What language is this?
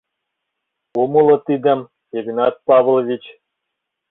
Mari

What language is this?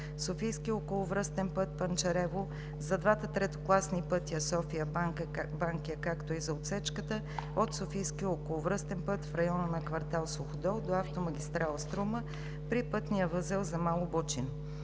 Bulgarian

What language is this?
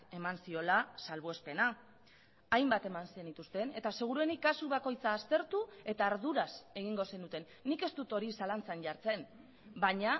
Basque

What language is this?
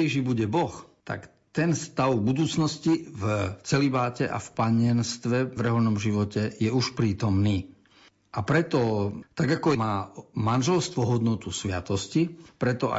Slovak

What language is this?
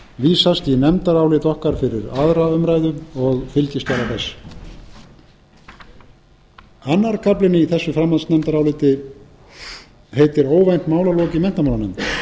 Icelandic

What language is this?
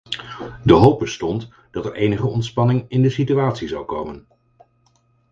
Dutch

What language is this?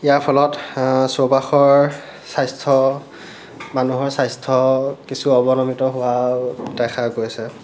Assamese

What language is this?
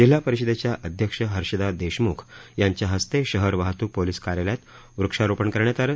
Marathi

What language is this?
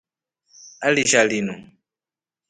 Rombo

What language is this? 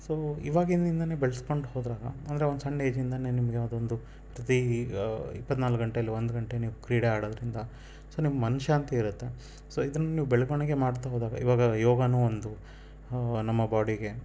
Kannada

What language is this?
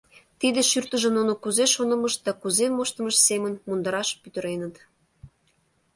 Mari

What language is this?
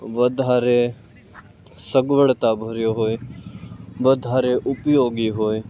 Gujarati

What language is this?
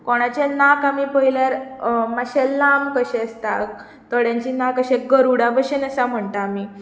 Konkani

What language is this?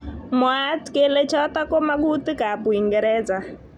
Kalenjin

